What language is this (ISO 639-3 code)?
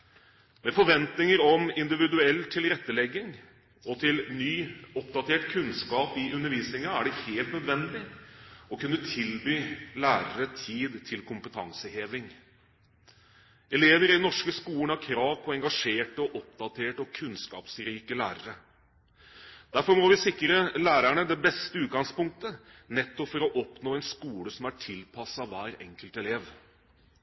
nob